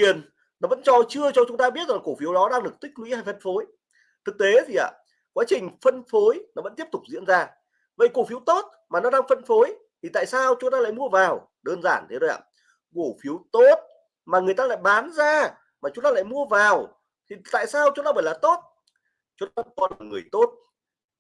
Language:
Vietnamese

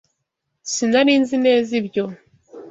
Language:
Kinyarwanda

